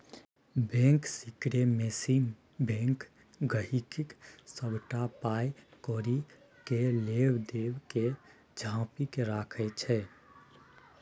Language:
Maithili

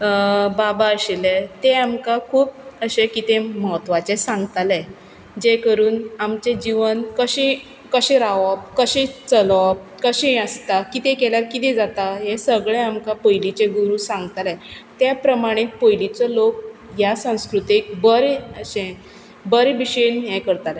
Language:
Konkani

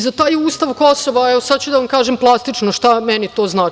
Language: Serbian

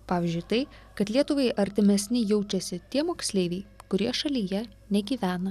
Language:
Lithuanian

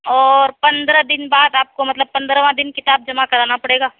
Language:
Urdu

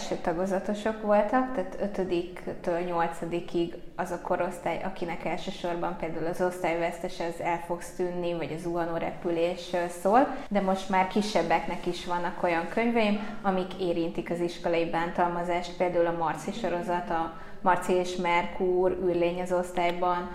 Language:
Hungarian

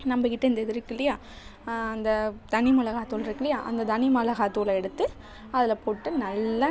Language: Tamil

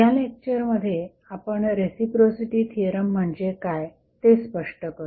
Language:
Marathi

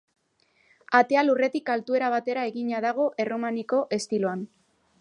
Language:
Basque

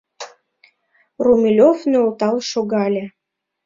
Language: Mari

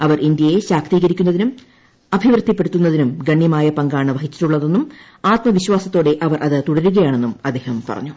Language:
Malayalam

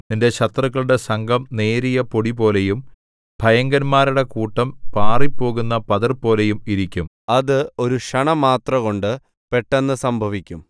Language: Malayalam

